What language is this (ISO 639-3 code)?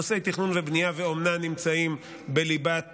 heb